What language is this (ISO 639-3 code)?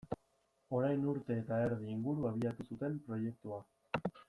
eus